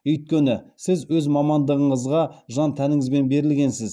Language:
Kazakh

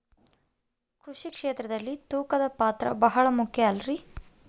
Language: Kannada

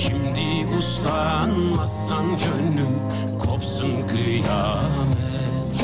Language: Turkish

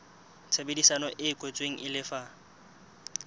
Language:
Southern Sotho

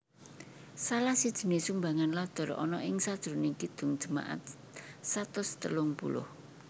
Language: Javanese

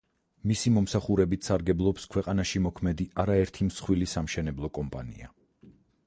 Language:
Georgian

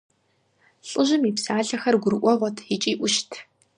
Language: Kabardian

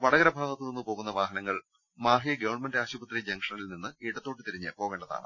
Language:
Malayalam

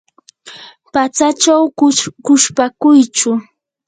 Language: Yanahuanca Pasco Quechua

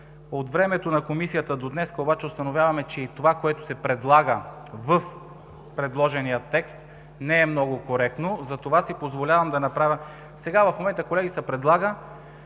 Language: Bulgarian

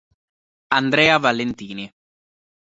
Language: Italian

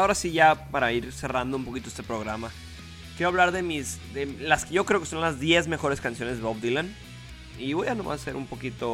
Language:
Spanish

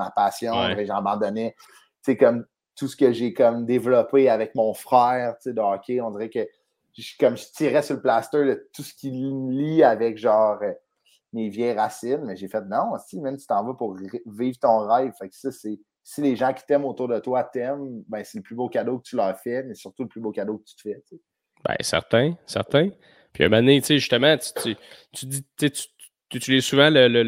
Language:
French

